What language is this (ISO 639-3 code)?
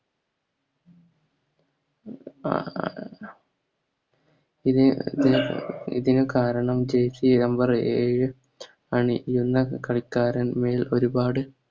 mal